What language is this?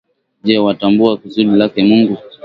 Swahili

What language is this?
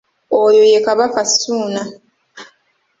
Ganda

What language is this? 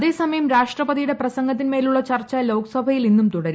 Malayalam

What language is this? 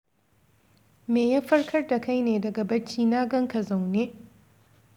Hausa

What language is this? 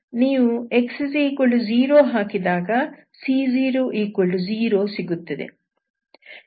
Kannada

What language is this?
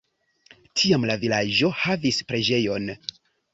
Esperanto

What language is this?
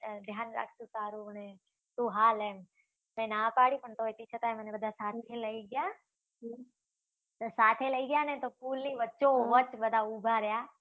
Gujarati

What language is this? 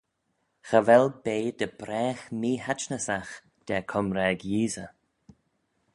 Manx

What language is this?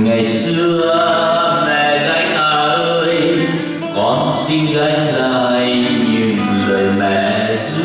Vietnamese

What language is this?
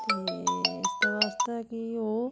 Dogri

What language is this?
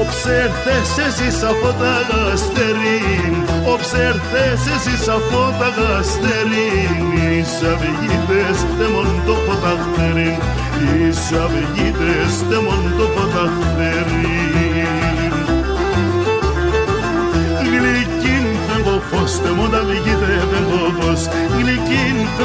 Greek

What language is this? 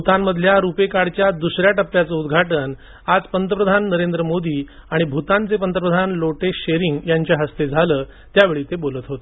Marathi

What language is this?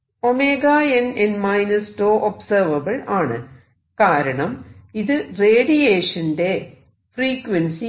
Malayalam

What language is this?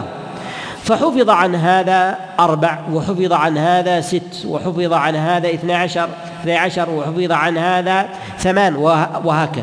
Arabic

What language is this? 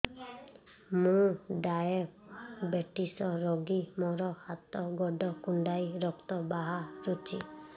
Odia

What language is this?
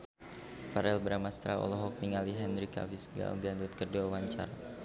Sundanese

